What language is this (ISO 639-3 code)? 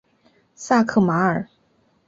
zho